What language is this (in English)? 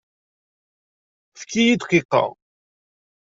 Kabyle